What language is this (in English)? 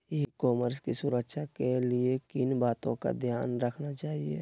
Magahi